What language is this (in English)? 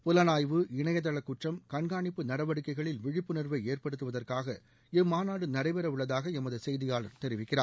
Tamil